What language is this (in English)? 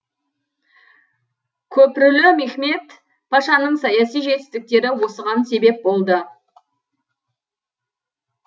Kazakh